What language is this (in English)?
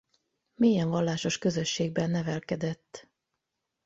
Hungarian